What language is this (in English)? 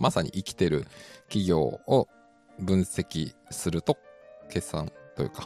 Japanese